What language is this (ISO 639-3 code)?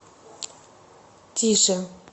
rus